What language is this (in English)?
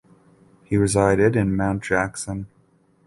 English